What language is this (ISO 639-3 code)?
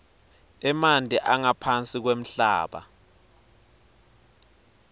ssw